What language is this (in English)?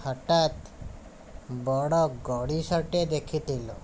Odia